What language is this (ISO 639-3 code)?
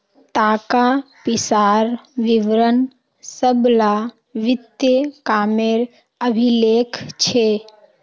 mag